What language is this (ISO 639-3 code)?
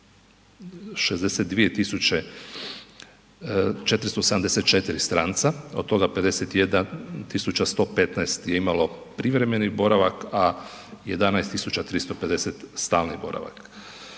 hrv